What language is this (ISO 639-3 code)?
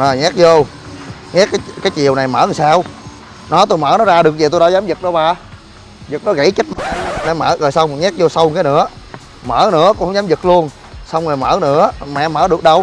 vie